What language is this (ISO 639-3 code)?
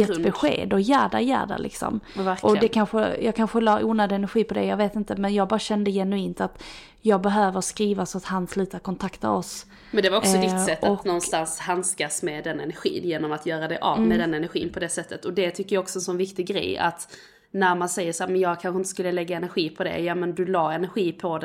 swe